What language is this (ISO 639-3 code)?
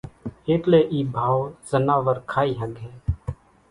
gjk